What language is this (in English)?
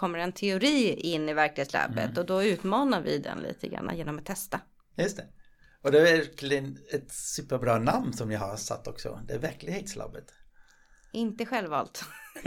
Swedish